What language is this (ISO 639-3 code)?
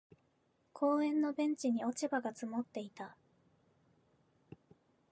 jpn